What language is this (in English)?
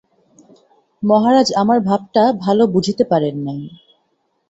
Bangla